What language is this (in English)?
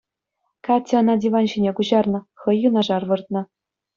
Chuvash